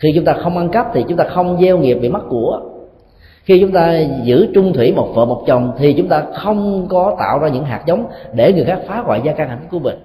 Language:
Vietnamese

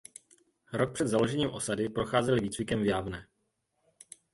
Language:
Czech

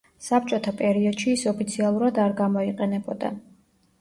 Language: Georgian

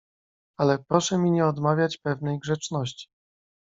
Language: Polish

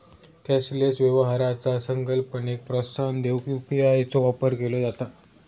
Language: Marathi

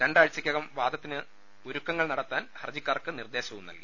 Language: Malayalam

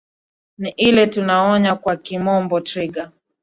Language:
Swahili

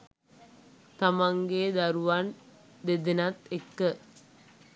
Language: Sinhala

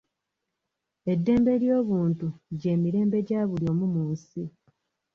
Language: Ganda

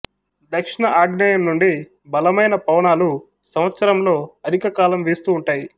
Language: Telugu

